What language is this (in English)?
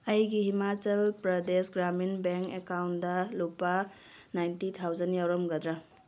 Manipuri